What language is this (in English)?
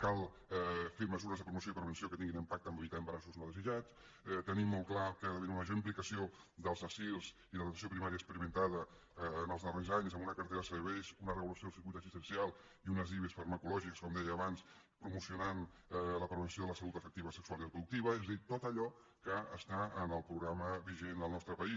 Catalan